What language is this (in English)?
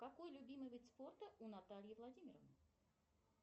Russian